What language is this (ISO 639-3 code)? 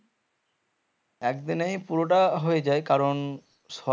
ben